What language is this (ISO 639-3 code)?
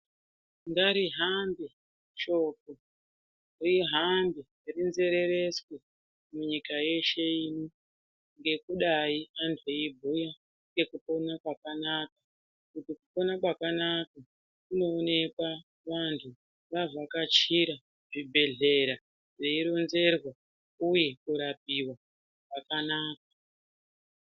ndc